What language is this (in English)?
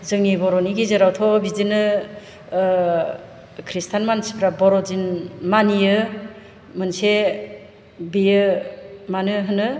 Bodo